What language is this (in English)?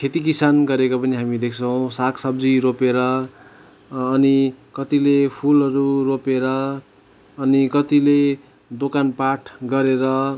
Nepali